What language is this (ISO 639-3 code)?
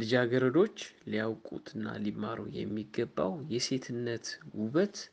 amh